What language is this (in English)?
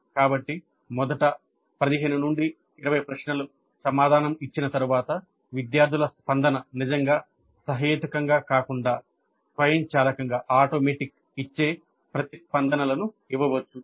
Telugu